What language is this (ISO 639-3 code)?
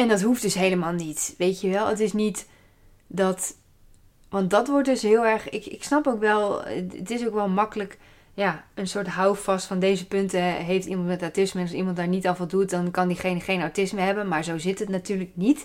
nld